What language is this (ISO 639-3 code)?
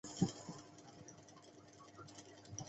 zho